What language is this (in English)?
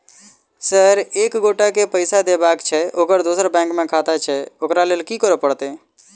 Maithili